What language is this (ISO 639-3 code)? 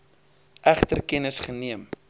afr